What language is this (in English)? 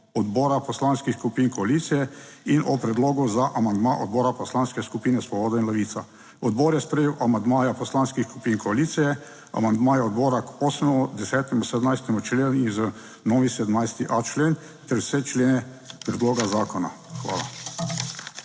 Slovenian